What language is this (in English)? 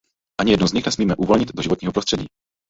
Czech